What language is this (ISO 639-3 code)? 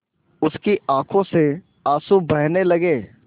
hin